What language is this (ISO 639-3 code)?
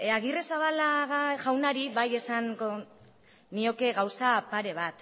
eus